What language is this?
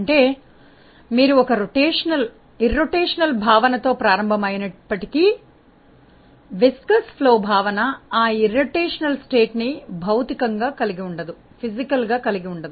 Telugu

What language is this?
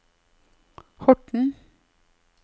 Norwegian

